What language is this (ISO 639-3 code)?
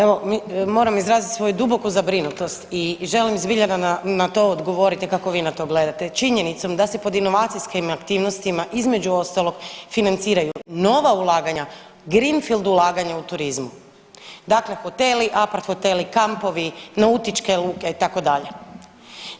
hrv